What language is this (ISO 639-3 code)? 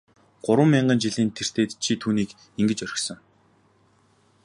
mon